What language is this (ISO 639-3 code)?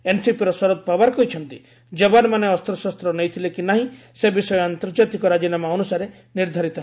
ori